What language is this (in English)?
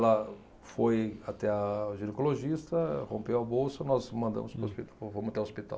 Portuguese